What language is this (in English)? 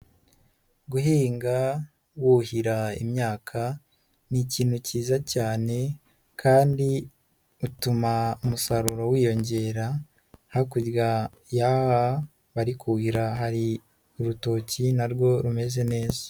Kinyarwanda